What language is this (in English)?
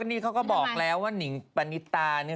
Thai